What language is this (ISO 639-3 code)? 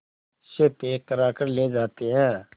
hin